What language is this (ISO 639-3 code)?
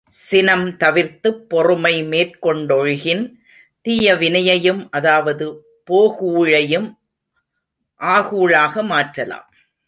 tam